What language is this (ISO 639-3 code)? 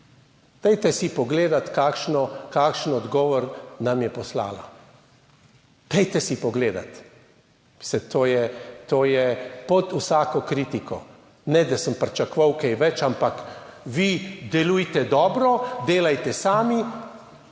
slv